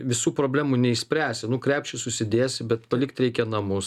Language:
Lithuanian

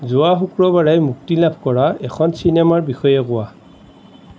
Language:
Assamese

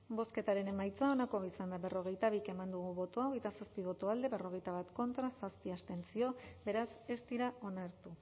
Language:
Basque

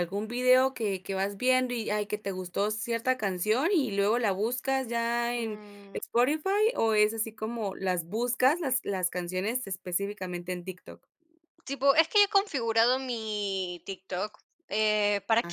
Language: Spanish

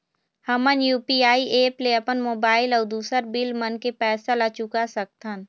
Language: Chhattisgarhi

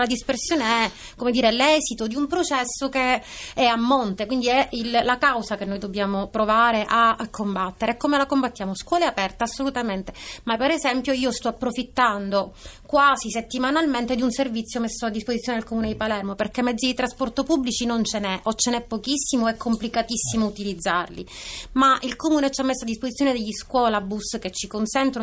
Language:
Italian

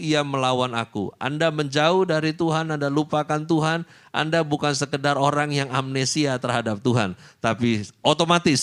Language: Indonesian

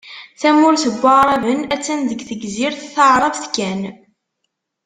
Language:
Kabyle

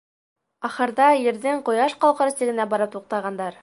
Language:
Bashkir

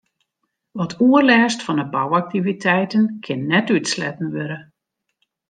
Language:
Western Frisian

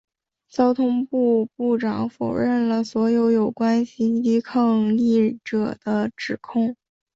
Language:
Chinese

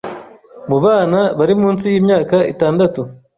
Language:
Kinyarwanda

